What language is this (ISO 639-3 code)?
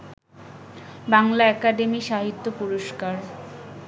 ben